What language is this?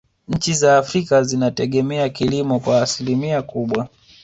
Swahili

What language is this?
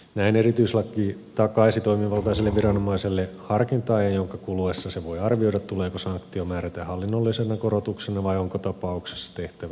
Finnish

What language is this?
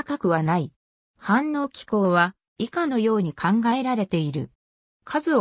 Japanese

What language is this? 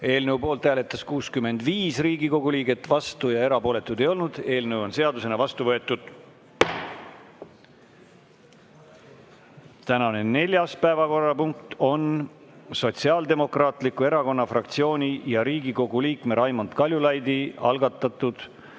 Estonian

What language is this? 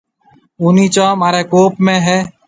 Marwari (Pakistan)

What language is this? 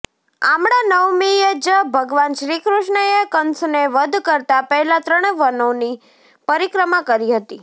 Gujarati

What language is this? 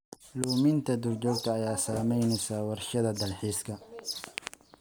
Somali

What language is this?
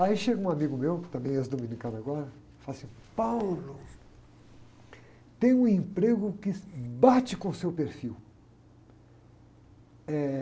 Portuguese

